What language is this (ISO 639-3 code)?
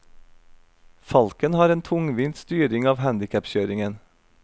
nor